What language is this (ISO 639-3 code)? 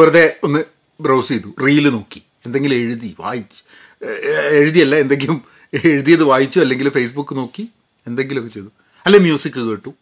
mal